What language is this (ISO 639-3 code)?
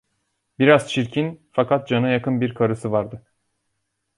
tur